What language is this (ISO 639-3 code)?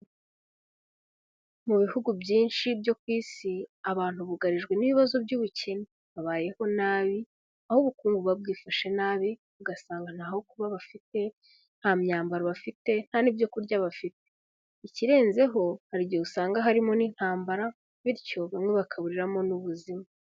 kin